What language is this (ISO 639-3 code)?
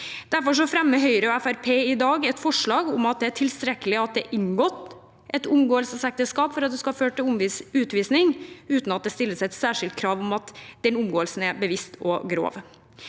nor